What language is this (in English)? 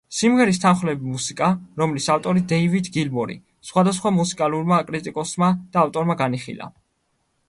Georgian